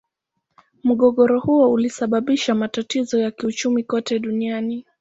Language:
Swahili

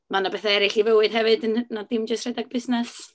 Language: Welsh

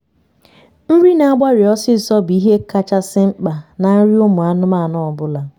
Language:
Igbo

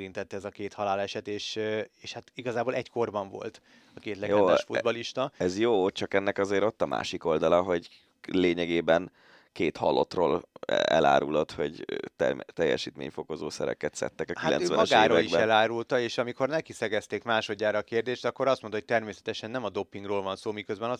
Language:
Hungarian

